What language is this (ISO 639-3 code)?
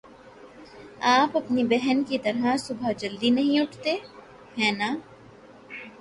urd